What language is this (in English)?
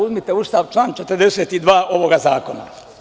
Serbian